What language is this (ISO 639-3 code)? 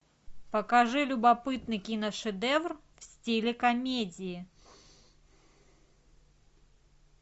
rus